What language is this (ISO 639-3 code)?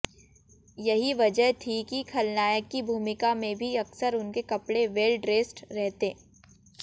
hin